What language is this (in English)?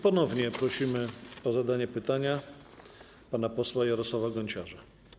Polish